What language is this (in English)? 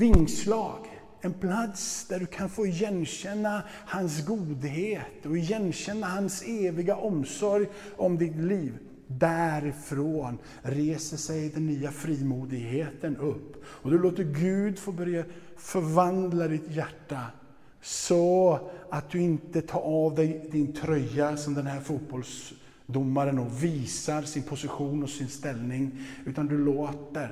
Swedish